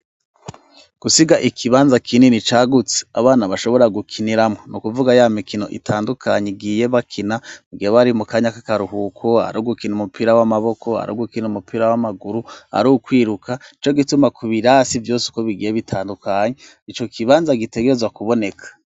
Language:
Rundi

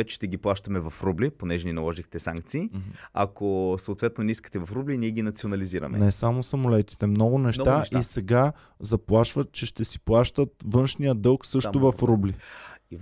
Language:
Bulgarian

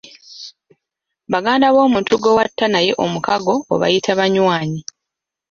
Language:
Ganda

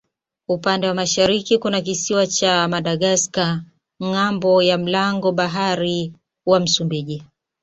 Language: Swahili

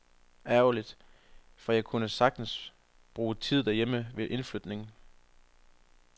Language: Danish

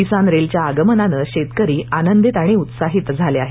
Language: Marathi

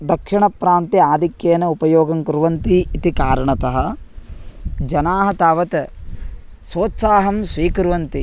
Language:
Sanskrit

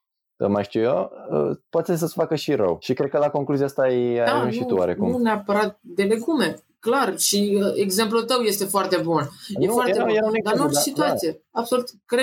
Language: Romanian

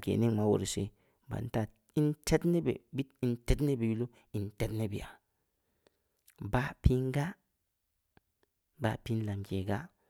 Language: Samba Leko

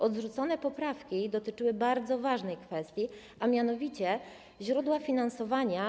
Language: Polish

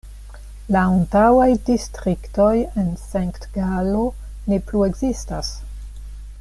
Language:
Esperanto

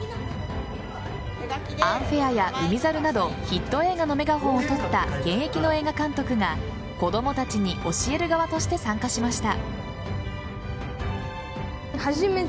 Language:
Japanese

